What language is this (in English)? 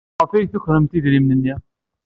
Kabyle